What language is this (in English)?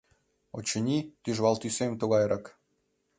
Mari